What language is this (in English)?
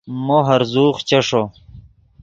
Yidgha